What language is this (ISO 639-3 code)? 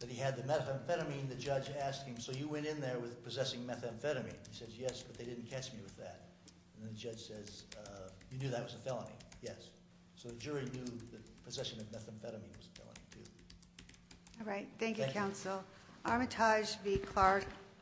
eng